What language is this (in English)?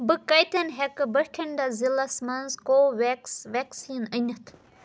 Kashmiri